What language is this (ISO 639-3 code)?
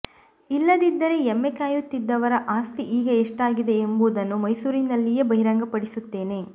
kan